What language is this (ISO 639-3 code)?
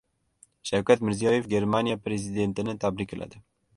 uzb